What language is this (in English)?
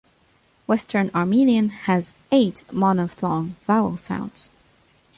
English